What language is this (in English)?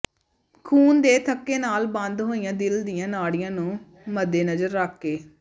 Punjabi